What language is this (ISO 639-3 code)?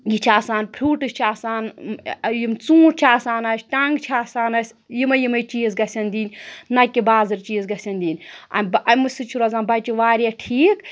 kas